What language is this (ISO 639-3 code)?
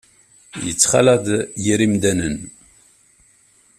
kab